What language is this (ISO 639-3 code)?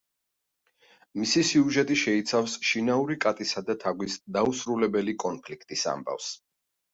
kat